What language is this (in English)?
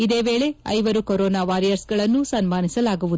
Kannada